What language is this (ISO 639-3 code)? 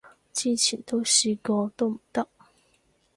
yue